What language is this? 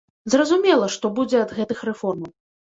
Belarusian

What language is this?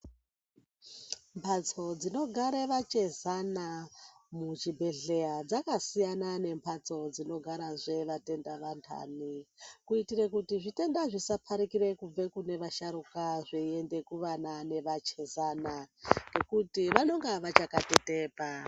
Ndau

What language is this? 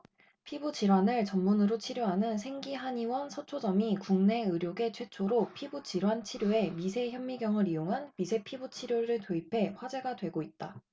Korean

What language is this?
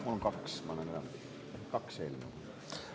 Estonian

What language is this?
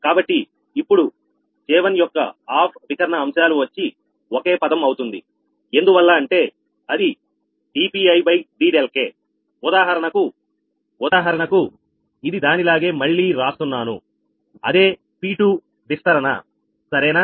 Telugu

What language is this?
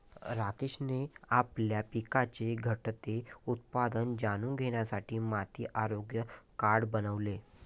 Marathi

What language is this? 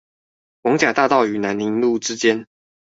Chinese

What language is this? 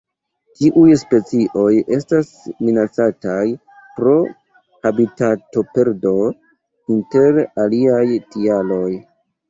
Esperanto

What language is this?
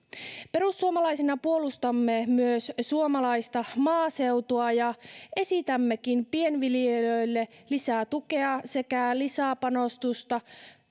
Finnish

